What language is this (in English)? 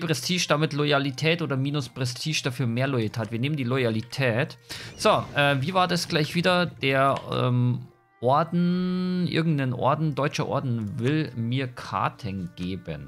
German